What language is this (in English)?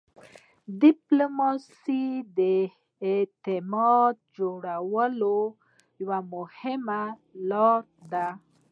Pashto